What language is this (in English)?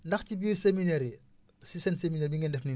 Wolof